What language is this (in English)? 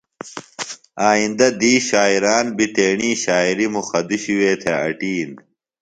Phalura